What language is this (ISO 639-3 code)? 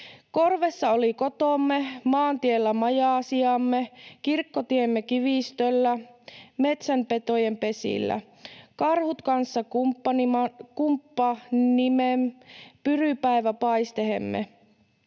fin